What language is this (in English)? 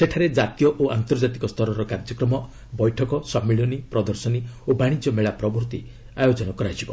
Odia